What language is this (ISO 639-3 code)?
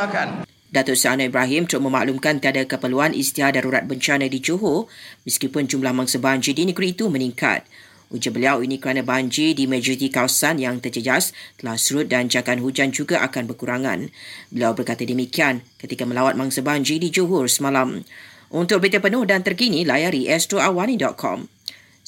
msa